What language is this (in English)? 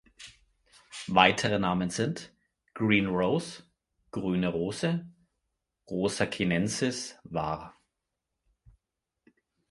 German